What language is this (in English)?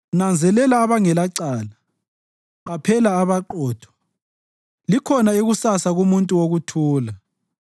North Ndebele